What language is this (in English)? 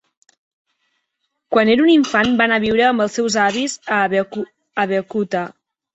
Catalan